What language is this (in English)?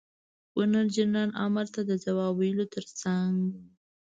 Pashto